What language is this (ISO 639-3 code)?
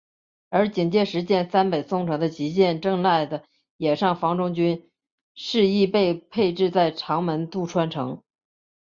zho